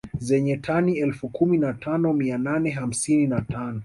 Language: Swahili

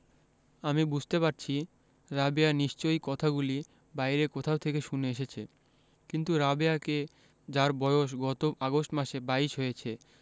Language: Bangla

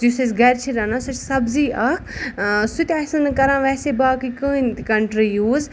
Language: Kashmiri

